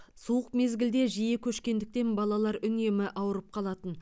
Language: Kazakh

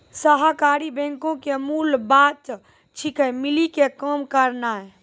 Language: Maithili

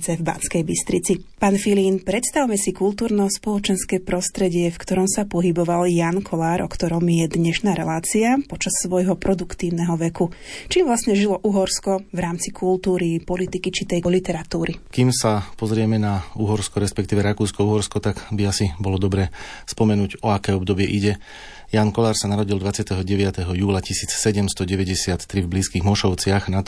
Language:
Slovak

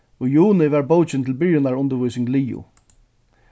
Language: Faroese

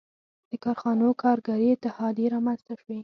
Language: Pashto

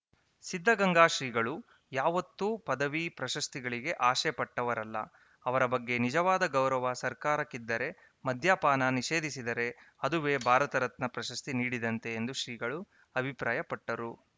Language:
Kannada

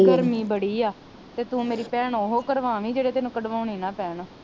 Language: Punjabi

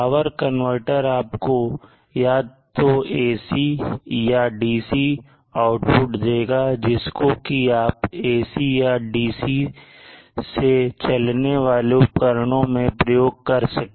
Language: Hindi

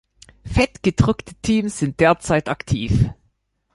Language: German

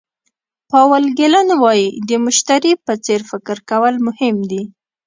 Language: Pashto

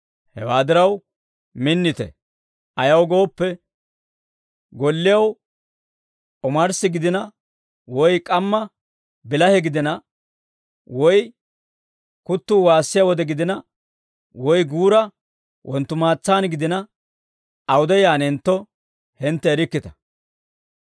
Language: Dawro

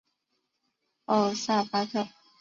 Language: Chinese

